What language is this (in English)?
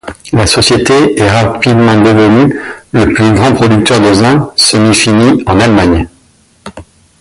French